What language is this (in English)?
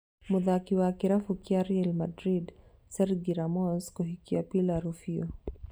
Kikuyu